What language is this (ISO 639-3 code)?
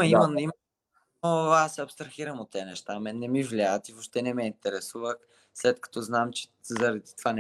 bul